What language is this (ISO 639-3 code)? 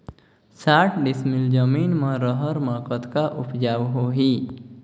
hne